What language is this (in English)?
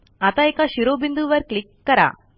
Marathi